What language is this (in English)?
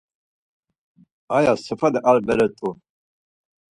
Laz